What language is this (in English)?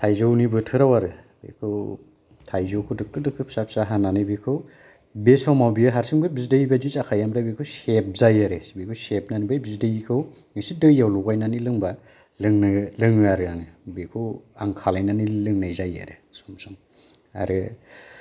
Bodo